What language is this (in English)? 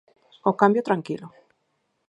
Galician